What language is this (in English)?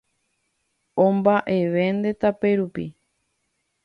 Guarani